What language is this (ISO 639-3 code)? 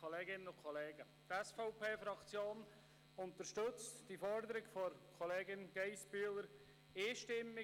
gsw